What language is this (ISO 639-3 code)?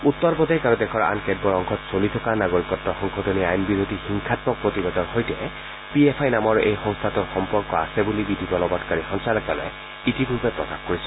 asm